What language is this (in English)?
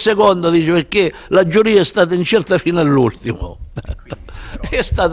Italian